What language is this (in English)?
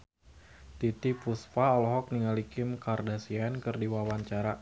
Sundanese